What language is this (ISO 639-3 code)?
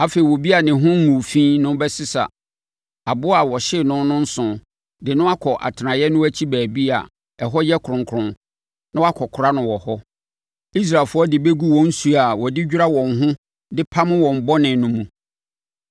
aka